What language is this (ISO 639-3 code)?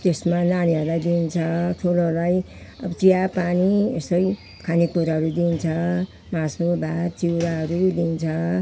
nep